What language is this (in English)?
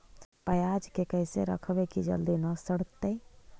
Magahi